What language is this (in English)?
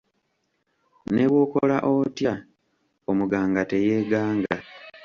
Ganda